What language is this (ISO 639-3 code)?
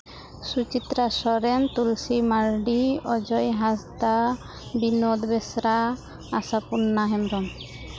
sat